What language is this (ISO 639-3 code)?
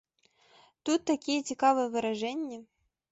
bel